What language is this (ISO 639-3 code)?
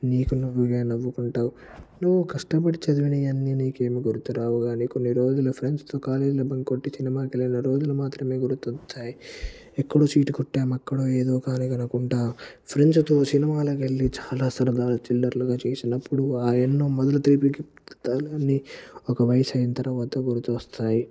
tel